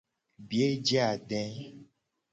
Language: Gen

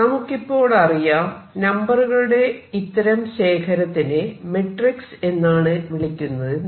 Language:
Malayalam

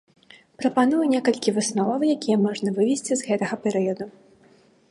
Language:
Belarusian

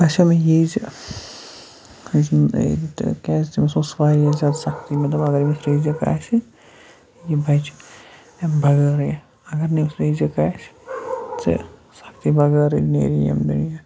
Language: Kashmiri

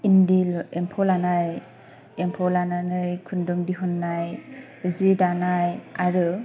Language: Bodo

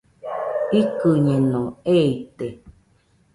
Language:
Nüpode Huitoto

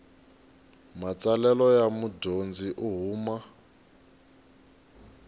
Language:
Tsonga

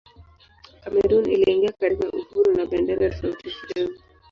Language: Swahili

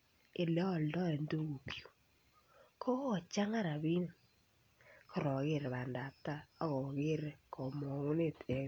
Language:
Kalenjin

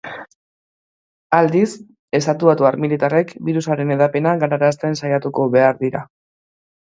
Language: Basque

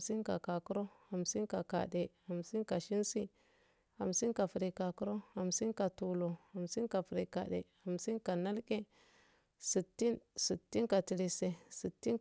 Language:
Afade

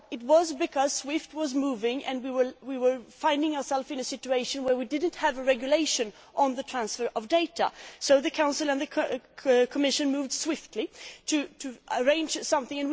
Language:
English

